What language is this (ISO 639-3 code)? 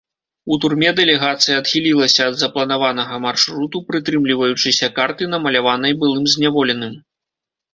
bel